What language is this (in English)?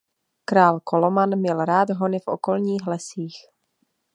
Czech